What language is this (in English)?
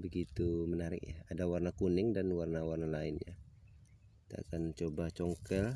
Indonesian